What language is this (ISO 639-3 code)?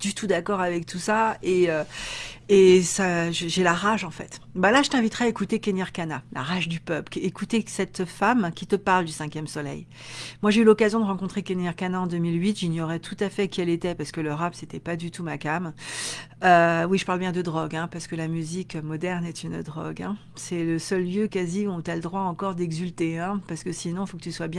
fra